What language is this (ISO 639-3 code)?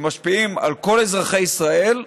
heb